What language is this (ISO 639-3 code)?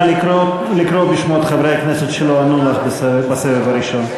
heb